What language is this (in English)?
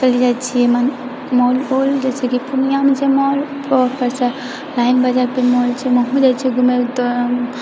Maithili